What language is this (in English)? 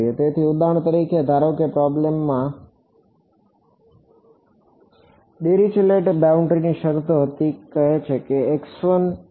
Gujarati